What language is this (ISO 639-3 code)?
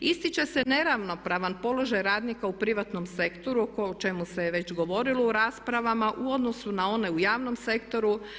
hrv